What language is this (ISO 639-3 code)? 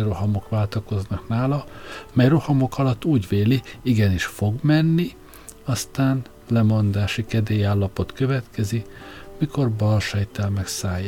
hun